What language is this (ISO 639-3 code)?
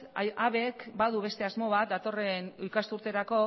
eus